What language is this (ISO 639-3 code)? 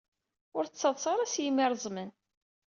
kab